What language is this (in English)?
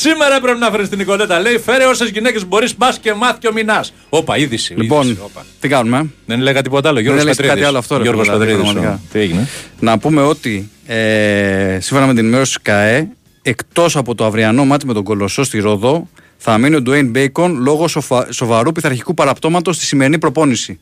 Greek